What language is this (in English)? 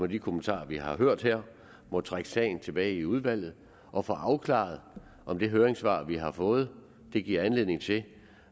Danish